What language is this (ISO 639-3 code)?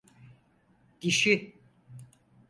tur